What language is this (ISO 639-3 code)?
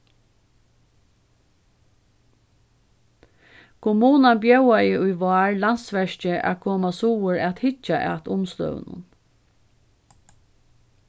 fao